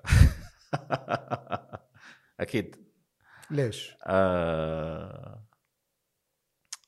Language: Arabic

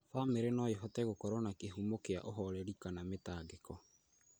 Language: Kikuyu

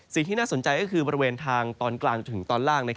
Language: Thai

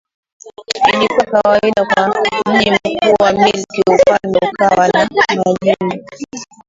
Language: Swahili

